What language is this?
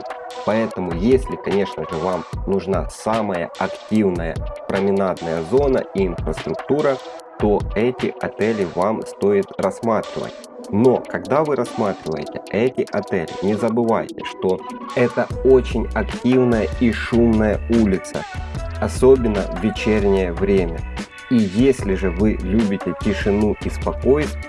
Russian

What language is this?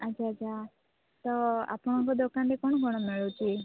Odia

